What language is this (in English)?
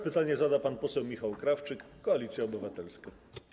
Polish